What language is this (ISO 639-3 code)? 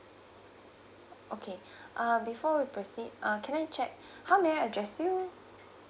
eng